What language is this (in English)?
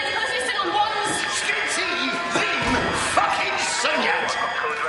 Welsh